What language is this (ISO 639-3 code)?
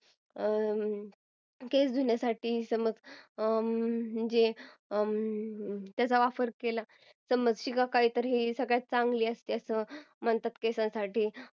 mar